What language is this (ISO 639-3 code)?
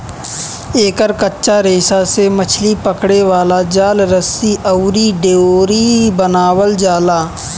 bho